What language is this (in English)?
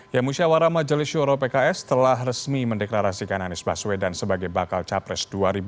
Indonesian